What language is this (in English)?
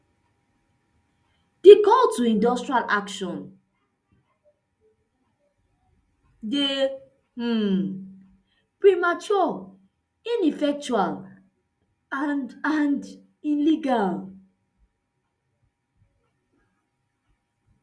Nigerian Pidgin